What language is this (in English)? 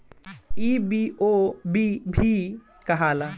Bhojpuri